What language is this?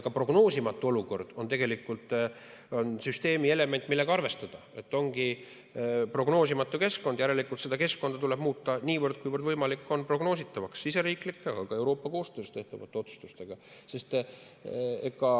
Estonian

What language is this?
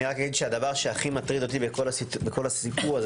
Hebrew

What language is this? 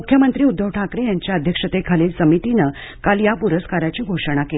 Marathi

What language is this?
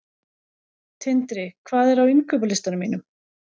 Icelandic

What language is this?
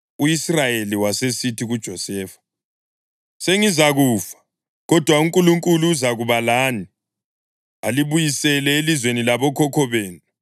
North Ndebele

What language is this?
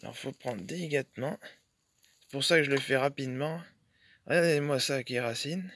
French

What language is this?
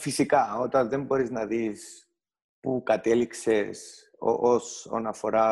Greek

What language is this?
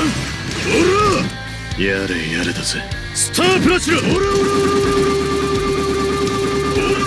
Japanese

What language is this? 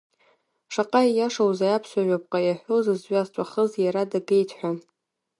Abkhazian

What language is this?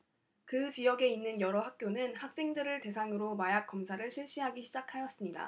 Korean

